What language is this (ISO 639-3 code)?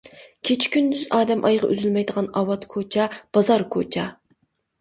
uig